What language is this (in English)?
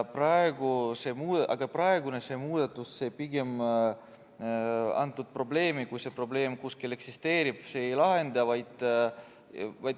Estonian